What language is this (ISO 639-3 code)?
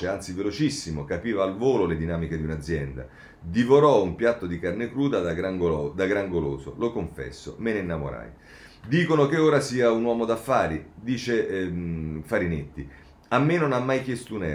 ita